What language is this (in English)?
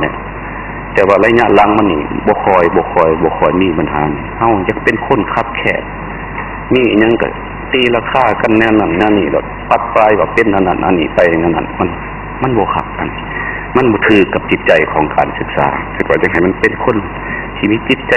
Thai